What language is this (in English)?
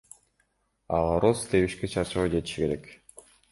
Kyrgyz